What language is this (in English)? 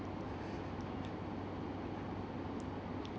English